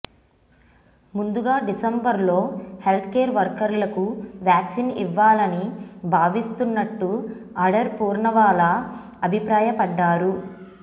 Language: Telugu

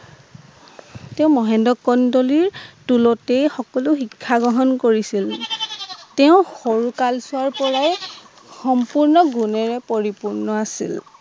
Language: Assamese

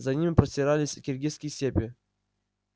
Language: Russian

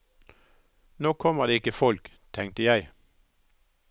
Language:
Norwegian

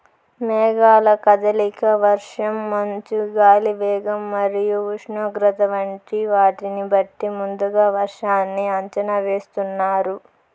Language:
Telugu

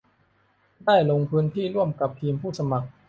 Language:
Thai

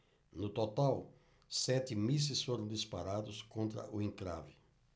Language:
Portuguese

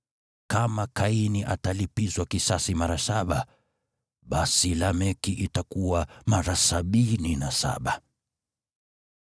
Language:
Swahili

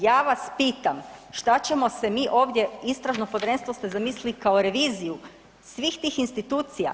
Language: Croatian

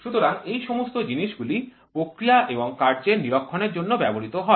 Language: Bangla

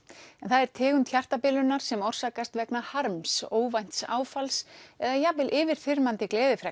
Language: Icelandic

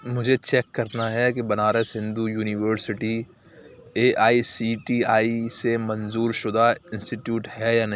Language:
Urdu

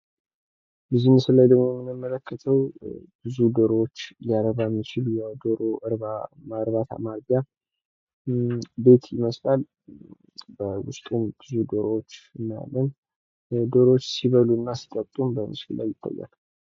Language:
Amharic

